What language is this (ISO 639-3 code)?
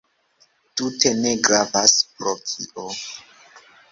epo